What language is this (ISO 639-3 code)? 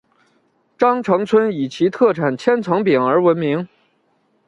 zho